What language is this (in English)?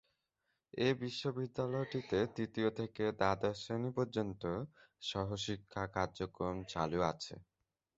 Bangla